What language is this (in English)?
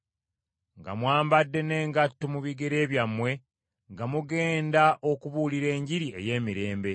Ganda